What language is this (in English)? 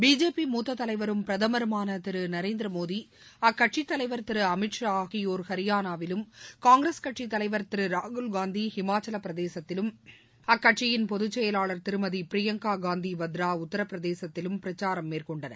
Tamil